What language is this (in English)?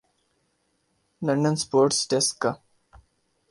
Urdu